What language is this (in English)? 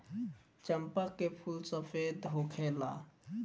Bhojpuri